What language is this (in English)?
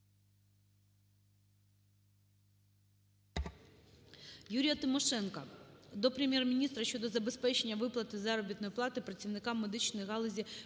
Ukrainian